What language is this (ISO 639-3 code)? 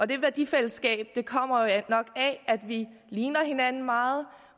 dan